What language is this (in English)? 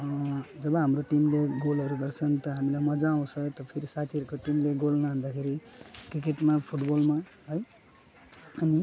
Nepali